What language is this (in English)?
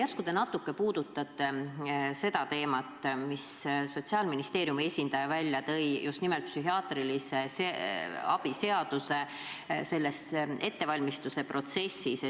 Estonian